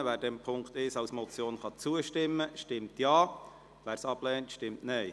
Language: Swiss German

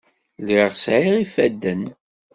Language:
Kabyle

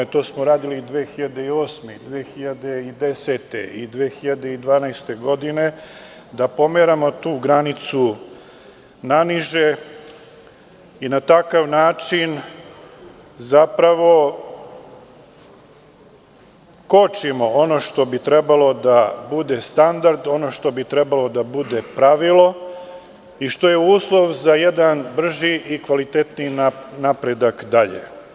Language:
Serbian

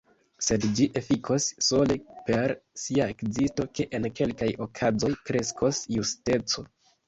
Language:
Esperanto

